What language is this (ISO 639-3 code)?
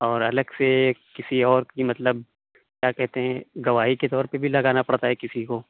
urd